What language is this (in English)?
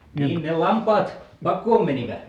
Finnish